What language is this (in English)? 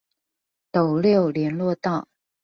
Chinese